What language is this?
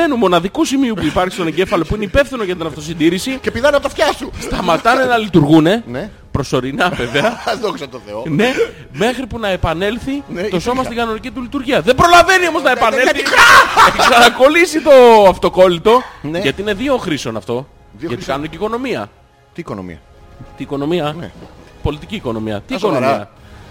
Greek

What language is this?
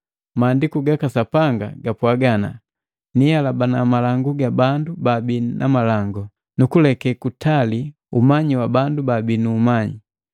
Matengo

